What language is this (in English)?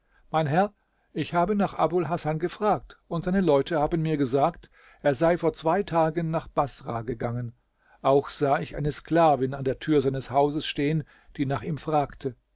German